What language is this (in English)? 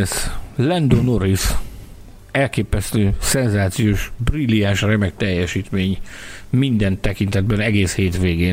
Hungarian